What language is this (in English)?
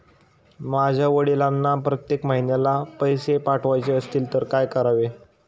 Marathi